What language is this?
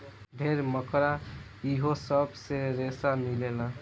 Bhojpuri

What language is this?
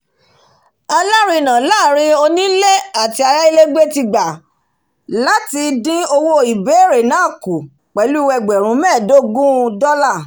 Yoruba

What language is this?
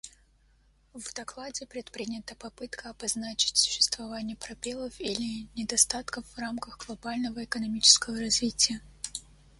Russian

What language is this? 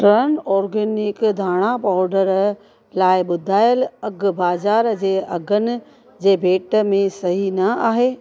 Sindhi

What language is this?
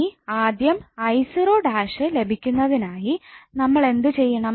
Malayalam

